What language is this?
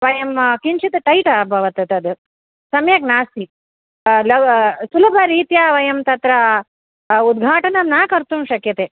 Sanskrit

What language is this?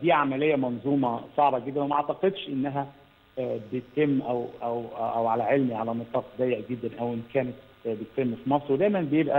Arabic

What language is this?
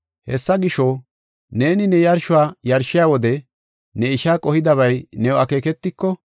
Gofa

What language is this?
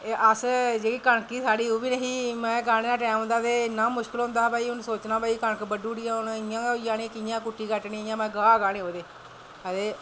Dogri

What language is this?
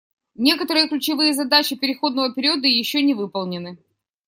Russian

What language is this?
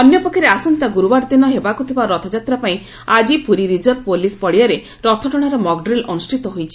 Odia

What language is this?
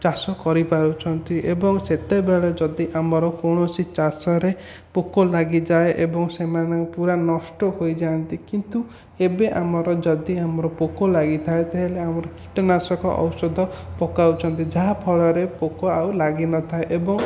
Odia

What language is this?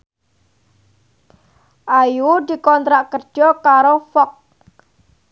Javanese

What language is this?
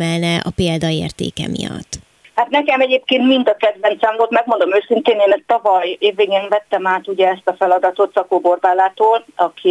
Hungarian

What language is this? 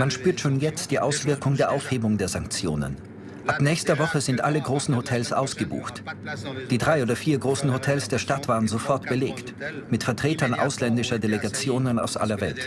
German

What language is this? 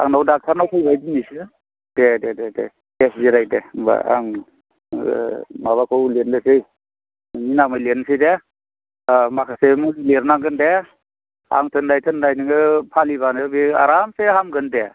Bodo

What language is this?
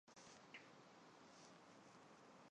Chinese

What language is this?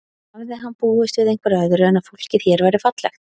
Icelandic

